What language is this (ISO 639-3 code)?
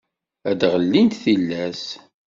kab